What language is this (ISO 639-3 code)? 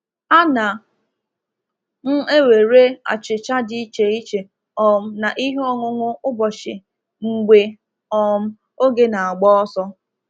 ibo